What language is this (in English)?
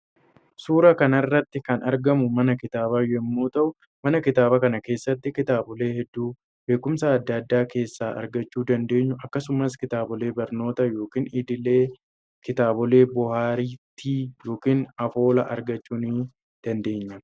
Oromo